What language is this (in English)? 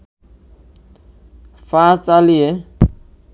Bangla